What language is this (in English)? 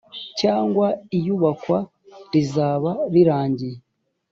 Kinyarwanda